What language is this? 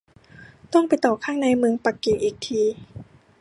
Thai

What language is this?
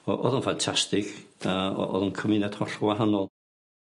Welsh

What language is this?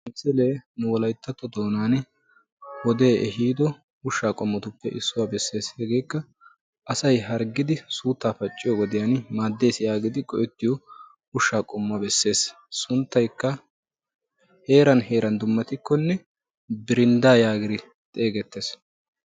Wolaytta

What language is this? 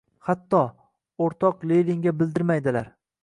Uzbek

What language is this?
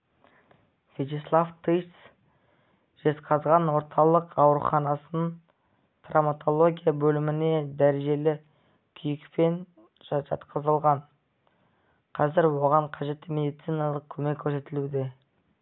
Kazakh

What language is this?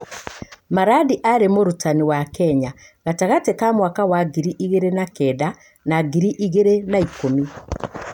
Kikuyu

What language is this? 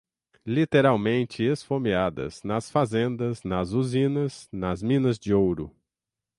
Portuguese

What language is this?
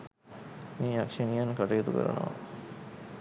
Sinhala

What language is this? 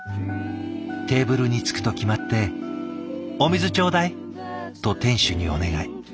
Japanese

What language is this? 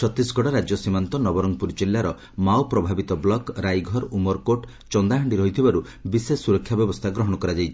Odia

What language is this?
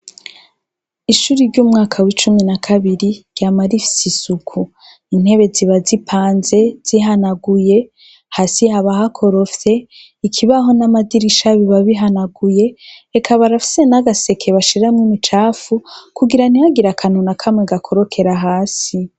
Rundi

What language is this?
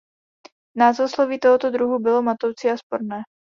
Czech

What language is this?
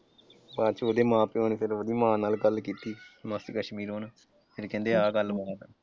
Punjabi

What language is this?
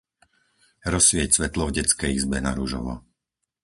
Slovak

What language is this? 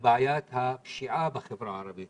Hebrew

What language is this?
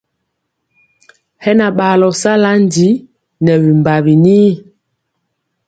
Mpiemo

